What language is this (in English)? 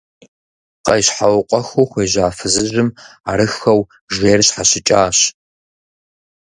Kabardian